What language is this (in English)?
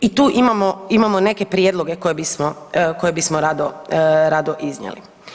Croatian